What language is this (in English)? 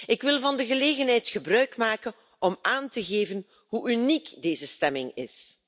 Dutch